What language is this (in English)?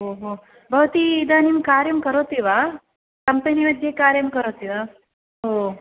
Sanskrit